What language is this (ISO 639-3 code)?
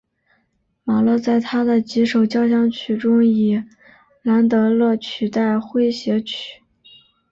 zho